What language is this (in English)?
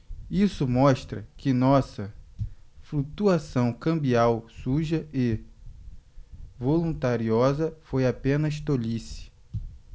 Portuguese